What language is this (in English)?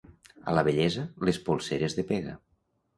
Catalan